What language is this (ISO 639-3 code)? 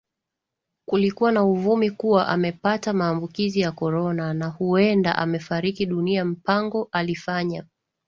swa